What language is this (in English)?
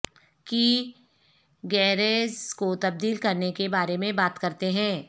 Urdu